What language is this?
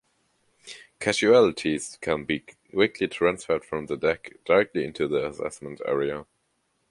English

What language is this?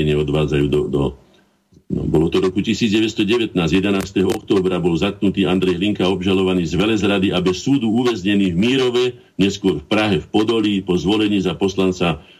Slovak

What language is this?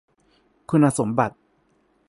Thai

